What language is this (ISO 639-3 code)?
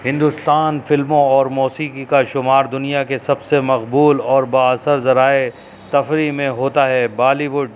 urd